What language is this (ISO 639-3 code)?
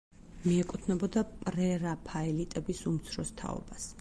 kat